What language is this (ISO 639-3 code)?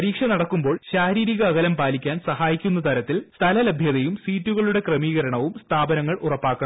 mal